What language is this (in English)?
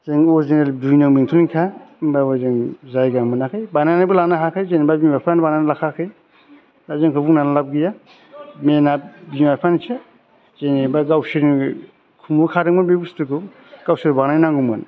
Bodo